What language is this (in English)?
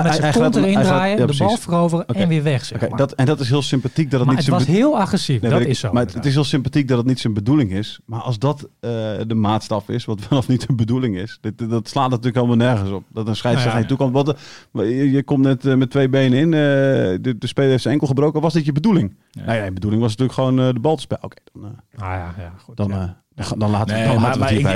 Dutch